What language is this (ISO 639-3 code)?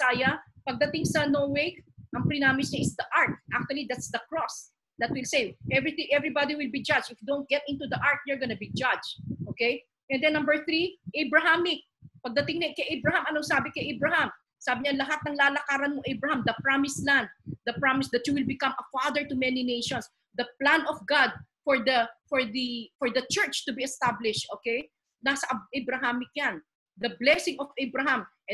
fil